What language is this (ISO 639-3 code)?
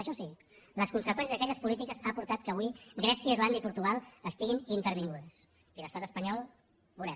cat